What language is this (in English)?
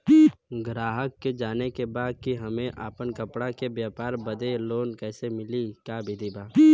Bhojpuri